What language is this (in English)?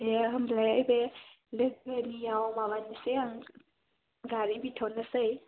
Bodo